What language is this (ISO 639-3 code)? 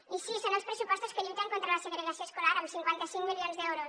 cat